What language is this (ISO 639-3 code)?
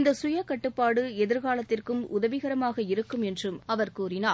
tam